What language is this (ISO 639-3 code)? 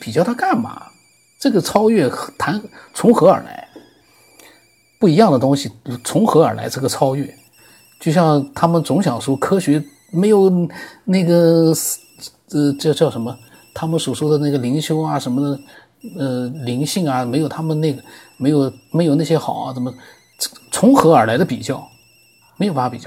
zho